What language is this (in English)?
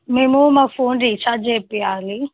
Telugu